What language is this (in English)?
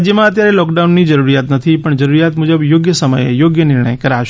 Gujarati